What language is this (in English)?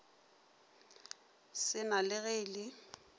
Northern Sotho